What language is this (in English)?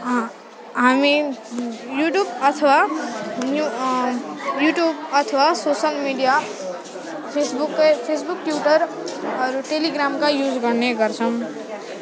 Nepali